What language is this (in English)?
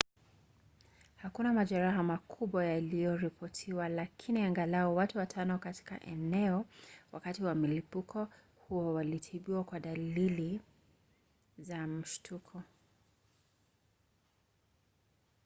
Swahili